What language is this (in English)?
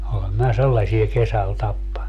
Finnish